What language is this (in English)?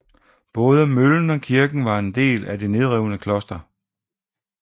Danish